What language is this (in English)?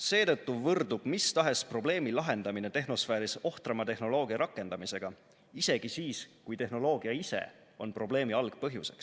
Estonian